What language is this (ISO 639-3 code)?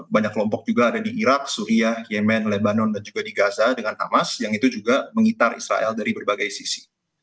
ind